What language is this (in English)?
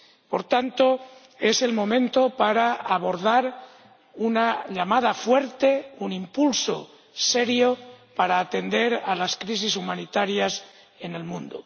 Spanish